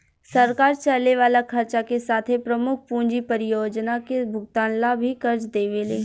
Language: Bhojpuri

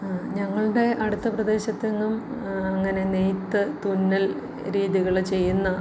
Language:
Malayalam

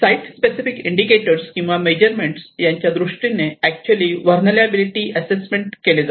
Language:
Marathi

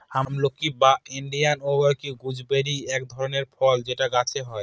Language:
Bangla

